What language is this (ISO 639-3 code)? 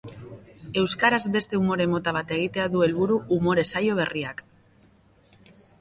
eus